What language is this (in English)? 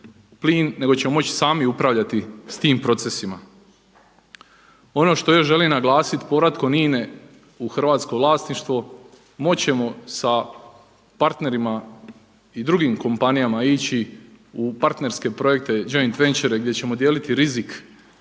Croatian